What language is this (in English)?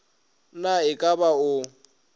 Northern Sotho